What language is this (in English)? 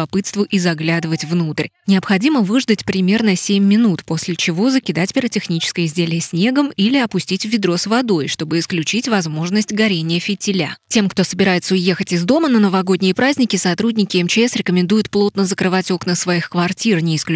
Russian